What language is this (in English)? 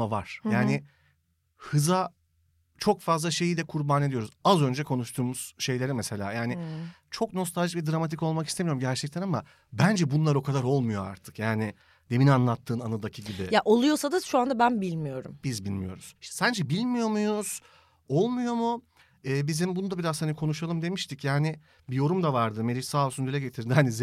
Turkish